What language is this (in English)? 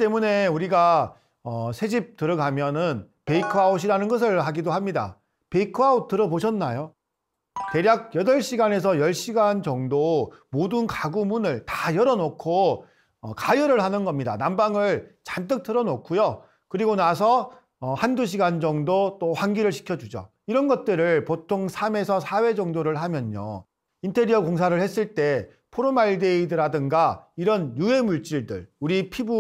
Korean